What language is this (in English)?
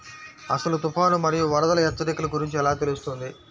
Telugu